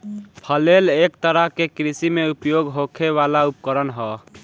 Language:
Bhojpuri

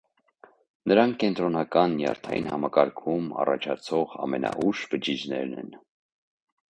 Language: Armenian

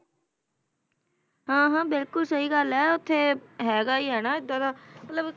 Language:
Punjabi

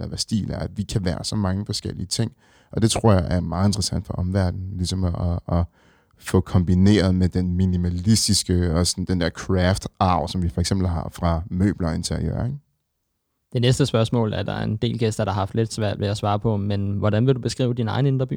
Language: Danish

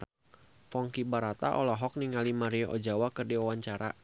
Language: Sundanese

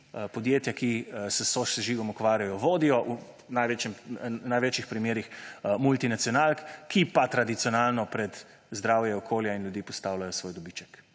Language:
Slovenian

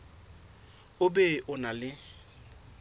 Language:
Southern Sotho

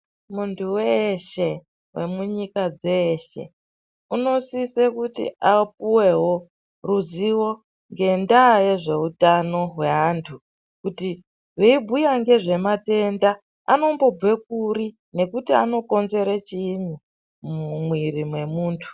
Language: Ndau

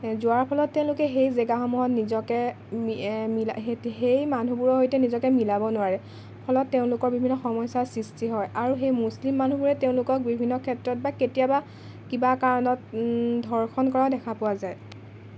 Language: Assamese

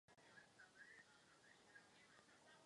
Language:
Czech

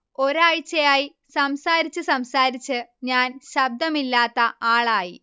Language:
Malayalam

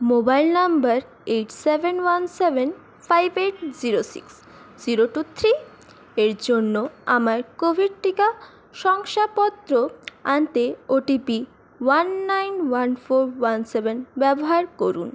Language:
Bangla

